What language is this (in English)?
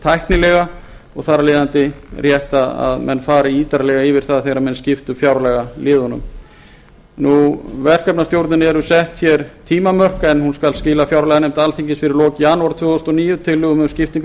Icelandic